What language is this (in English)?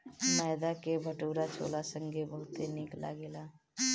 Bhojpuri